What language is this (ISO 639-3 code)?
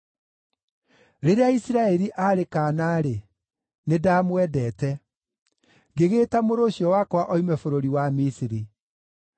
kik